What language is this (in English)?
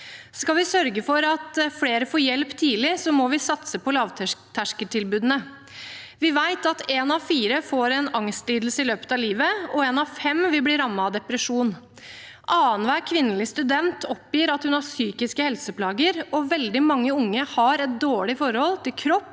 Norwegian